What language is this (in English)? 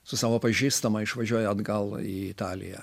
Lithuanian